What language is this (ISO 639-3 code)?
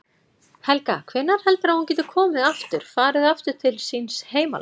isl